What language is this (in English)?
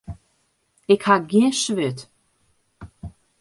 Western Frisian